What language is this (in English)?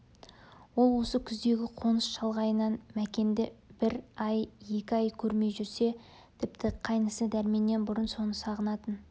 Kazakh